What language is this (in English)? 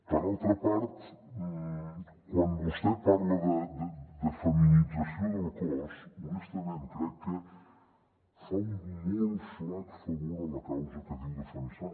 Catalan